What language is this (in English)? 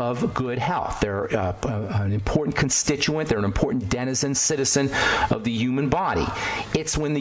English